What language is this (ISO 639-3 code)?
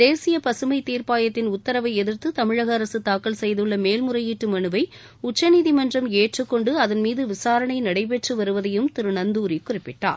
tam